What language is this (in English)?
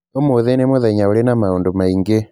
Kikuyu